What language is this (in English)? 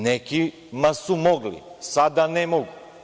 Serbian